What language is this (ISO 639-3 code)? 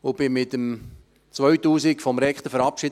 gsw